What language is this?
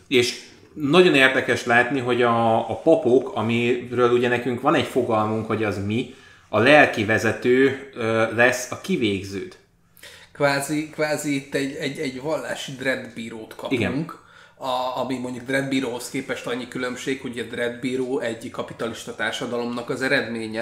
Hungarian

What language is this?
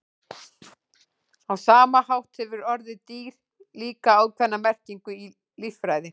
Icelandic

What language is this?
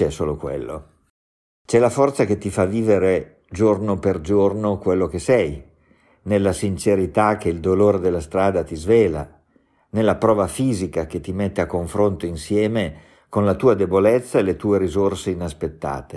Italian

